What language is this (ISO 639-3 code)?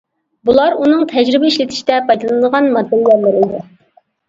uig